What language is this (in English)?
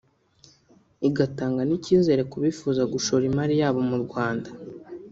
Kinyarwanda